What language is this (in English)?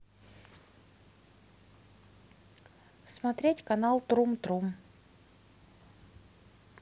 Russian